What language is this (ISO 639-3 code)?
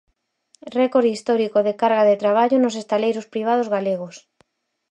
glg